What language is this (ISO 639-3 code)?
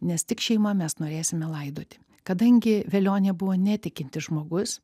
lit